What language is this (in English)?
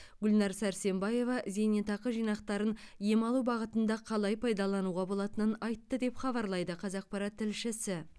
Kazakh